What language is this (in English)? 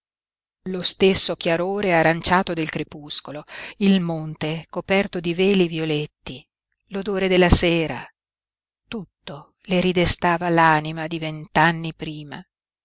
Italian